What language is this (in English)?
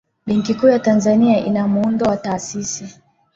Swahili